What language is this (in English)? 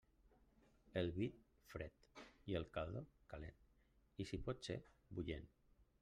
Catalan